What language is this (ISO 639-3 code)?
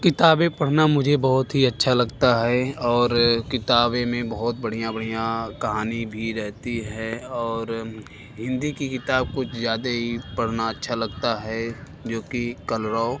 hin